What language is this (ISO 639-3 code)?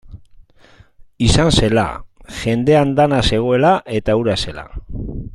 eus